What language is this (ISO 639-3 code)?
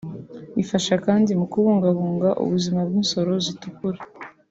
kin